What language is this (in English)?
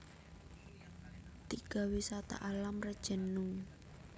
Javanese